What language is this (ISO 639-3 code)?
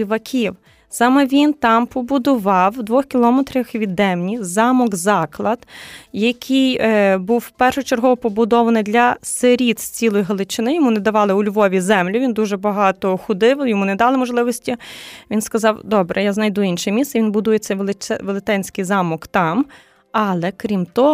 ukr